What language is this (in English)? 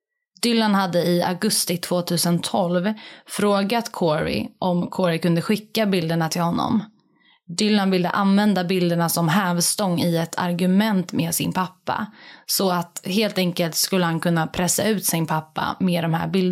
Swedish